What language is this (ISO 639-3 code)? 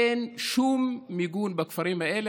heb